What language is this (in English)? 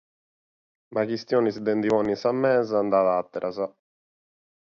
Sardinian